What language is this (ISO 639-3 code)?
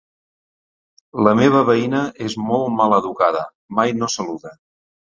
cat